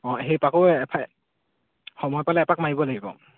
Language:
Assamese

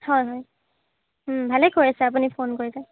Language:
Assamese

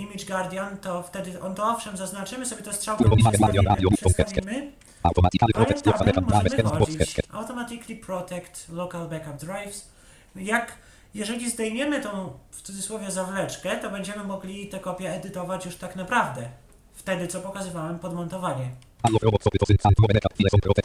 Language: Polish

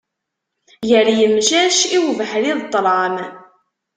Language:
Kabyle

